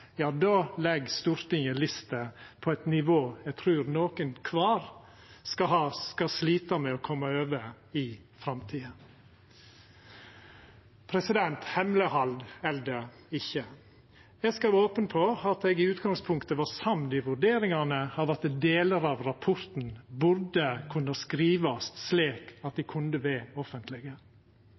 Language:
Norwegian Nynorsk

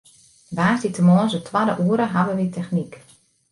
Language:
Western Frisian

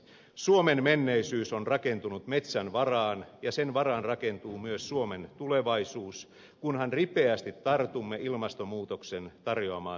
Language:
Finnish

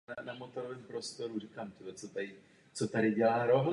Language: Czech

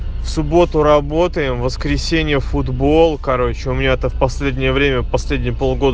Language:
Russian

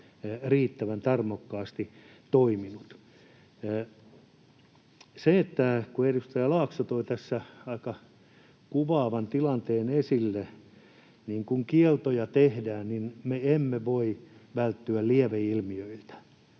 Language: Finnish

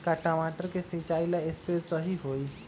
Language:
Magahi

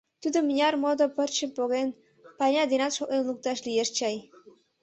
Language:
Mari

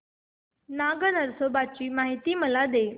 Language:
Marathi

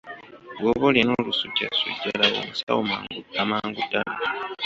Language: Ganda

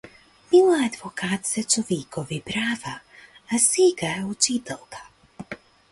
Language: Macedonian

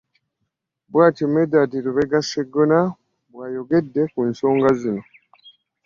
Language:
Ganda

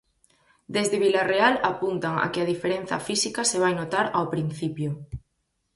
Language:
Galician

